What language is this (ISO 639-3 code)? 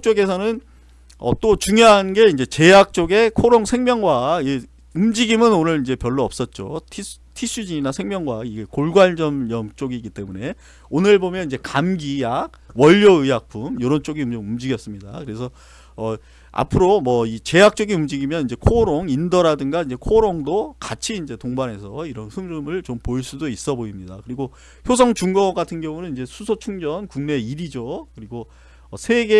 kor